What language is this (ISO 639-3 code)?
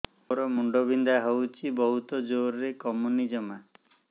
ori